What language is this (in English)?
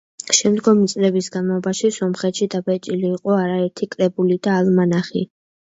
Georgian